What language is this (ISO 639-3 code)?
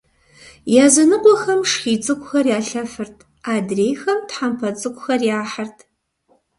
kbd